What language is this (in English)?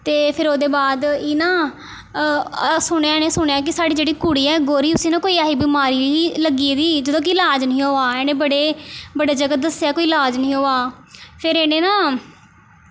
Dogri